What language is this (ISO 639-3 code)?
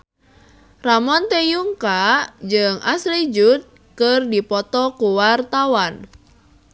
sun